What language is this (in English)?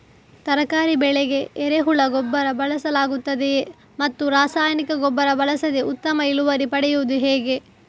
Kannada